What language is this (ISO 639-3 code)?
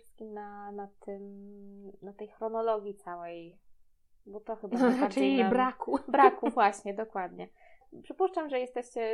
pol